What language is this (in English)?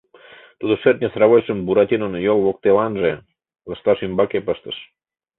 Mari